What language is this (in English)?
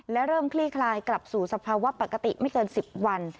Thai